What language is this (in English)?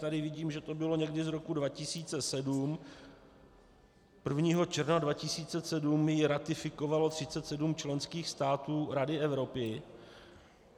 Czech